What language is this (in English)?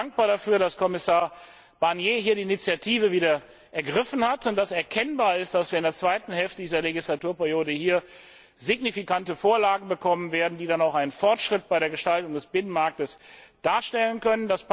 German